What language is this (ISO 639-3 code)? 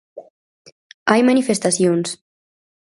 glg